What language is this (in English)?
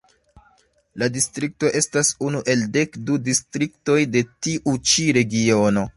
Esperanto